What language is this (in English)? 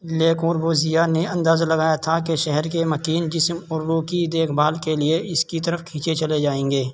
Urdu